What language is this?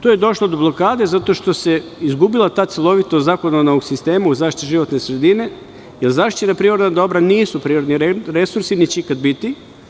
Serbian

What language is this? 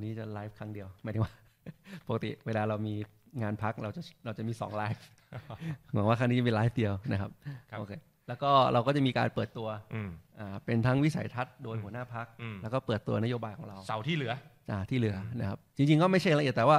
Thai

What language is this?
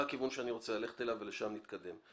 Hebrew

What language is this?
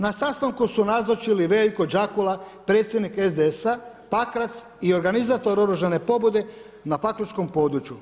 Croatian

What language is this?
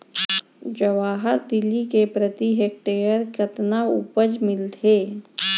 Chhattisgarhi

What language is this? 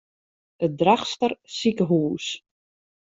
Western Frisian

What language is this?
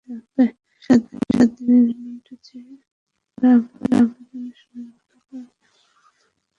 Bangla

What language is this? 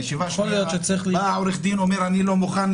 Hebrew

